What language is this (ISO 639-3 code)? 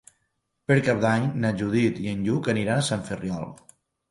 cat